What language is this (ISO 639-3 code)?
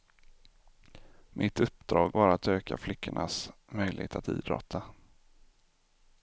swe